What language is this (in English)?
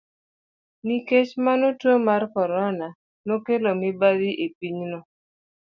Luo (Kenya and Tanzania)